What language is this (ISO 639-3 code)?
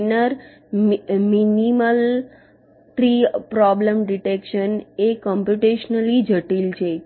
guj